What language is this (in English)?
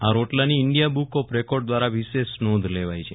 Gujarati